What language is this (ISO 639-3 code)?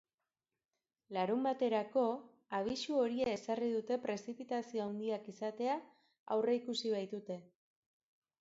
eus